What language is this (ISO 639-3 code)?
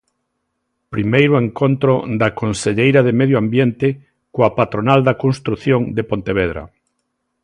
glg